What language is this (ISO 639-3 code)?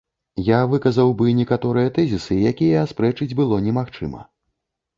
bel